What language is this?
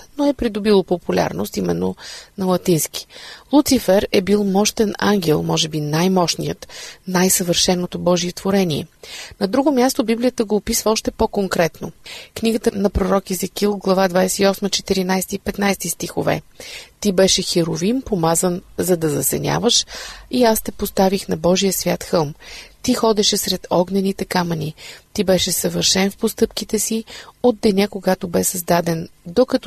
Bulgarian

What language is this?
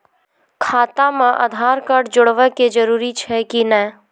Maithili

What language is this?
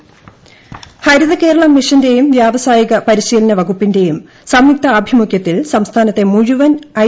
Malayalam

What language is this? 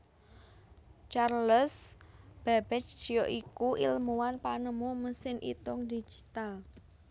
Javanese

